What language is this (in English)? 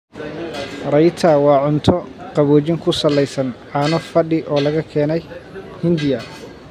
Somali